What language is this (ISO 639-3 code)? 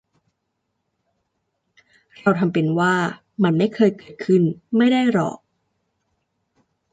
tha